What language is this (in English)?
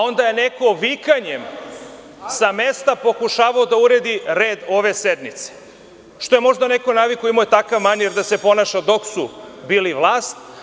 Serbian